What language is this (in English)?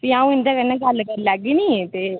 Dogri